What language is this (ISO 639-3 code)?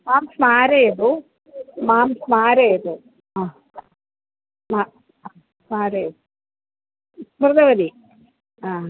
san